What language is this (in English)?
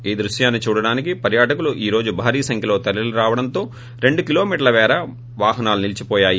Telugu